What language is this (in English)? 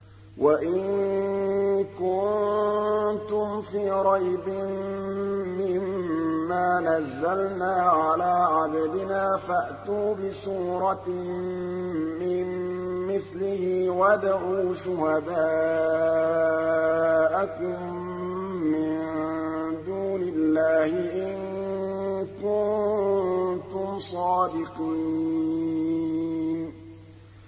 Arabic